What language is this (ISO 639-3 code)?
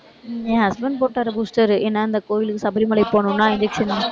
tam